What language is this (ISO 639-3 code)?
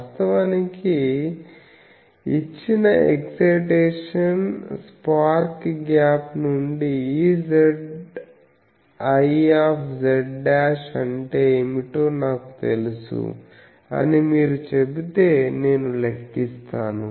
tel